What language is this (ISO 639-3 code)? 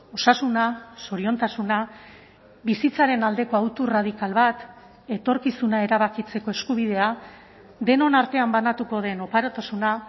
eus